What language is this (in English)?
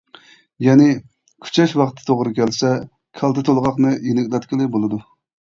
Uyghur